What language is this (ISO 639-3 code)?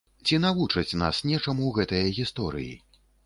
bel